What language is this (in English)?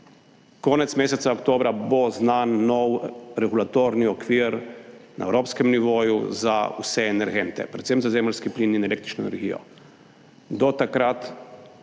Slovenian